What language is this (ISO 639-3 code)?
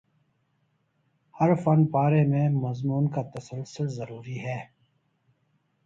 urd